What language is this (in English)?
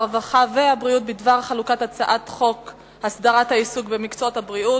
Hebrew